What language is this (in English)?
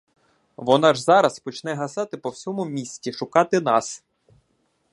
Ukrainian